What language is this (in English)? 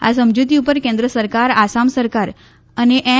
Gujarati